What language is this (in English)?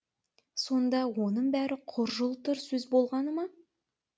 Kazakh